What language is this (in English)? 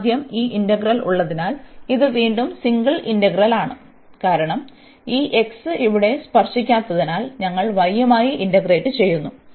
Malayalam